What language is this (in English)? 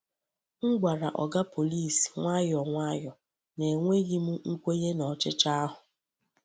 Igbo